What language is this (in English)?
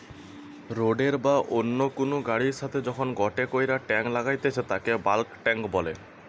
Bangla